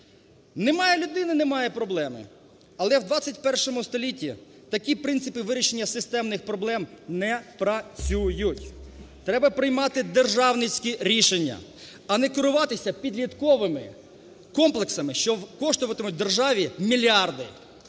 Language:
Ukrainian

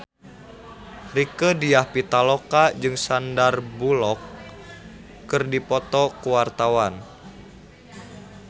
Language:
Sundanese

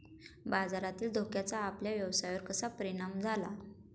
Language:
Marathi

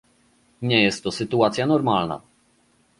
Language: Polish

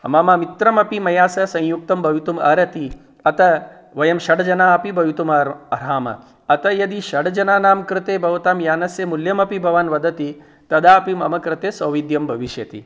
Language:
Sanskrit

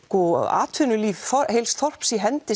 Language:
Icelandic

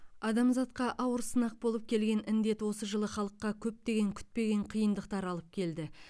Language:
Kazakh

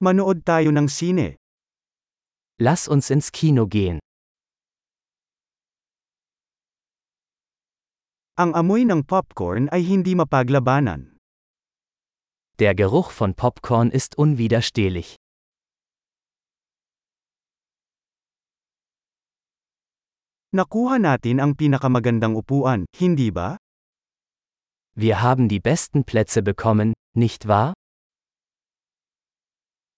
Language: Filipino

